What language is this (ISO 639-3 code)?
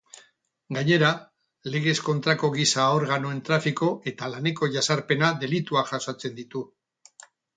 eus